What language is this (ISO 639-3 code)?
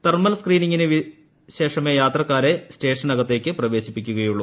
mal